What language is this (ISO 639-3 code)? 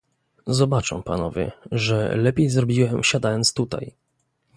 pol